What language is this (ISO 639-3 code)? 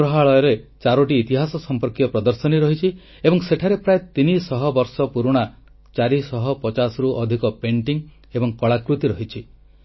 ori